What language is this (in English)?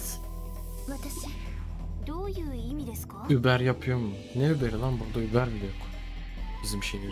Turkish